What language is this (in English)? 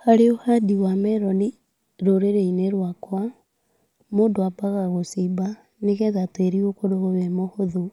Kikuyu